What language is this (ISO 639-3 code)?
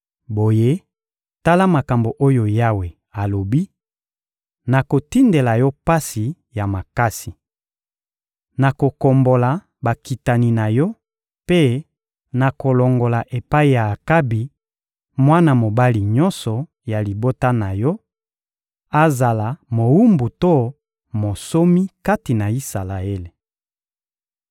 lin